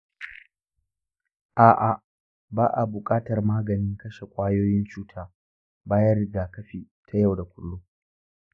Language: Hausa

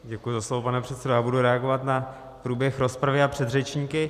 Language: Czech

